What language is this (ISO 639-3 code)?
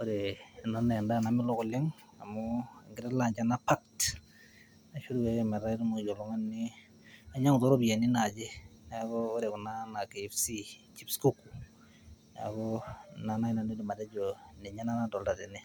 mas